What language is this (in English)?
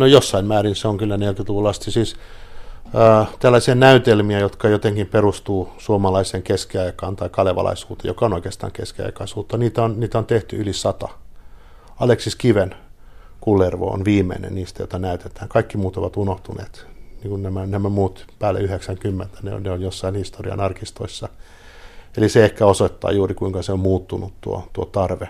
Finnish